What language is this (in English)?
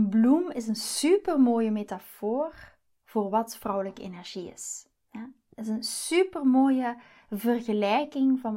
Dutch